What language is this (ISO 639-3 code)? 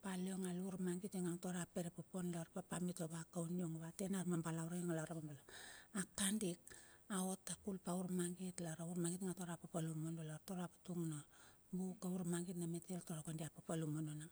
bxf